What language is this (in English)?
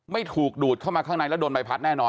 Thai